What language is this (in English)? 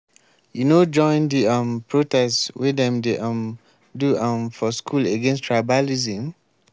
Nigerian Pidgin